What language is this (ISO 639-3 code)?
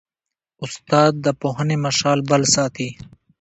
pus